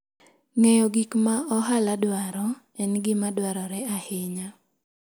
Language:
Luo (Kenya and Tanzania)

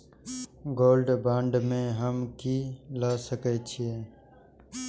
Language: Maithili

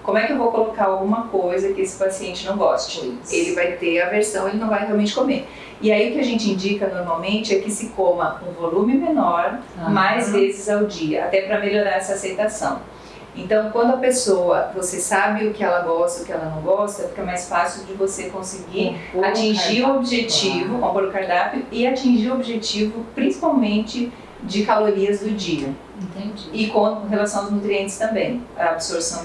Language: Portuguese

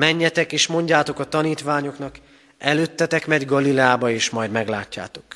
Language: Hungarian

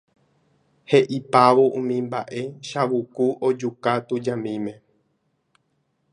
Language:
Guarani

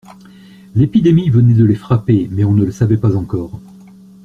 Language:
French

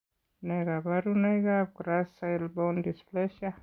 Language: Kalenjin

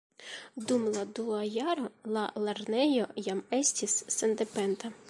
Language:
Esperanto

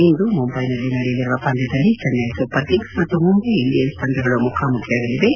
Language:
Kannada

